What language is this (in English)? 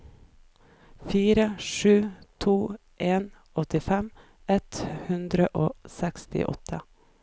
Norwegian